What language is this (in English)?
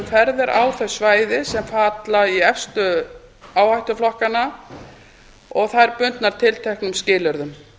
Icelandic